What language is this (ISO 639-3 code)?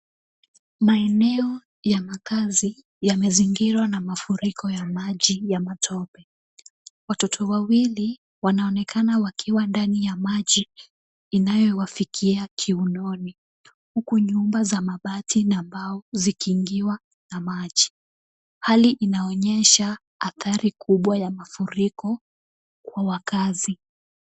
swa